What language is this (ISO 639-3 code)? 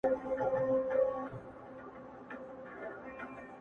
pus